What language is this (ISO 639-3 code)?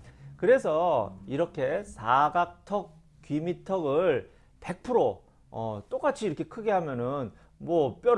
kor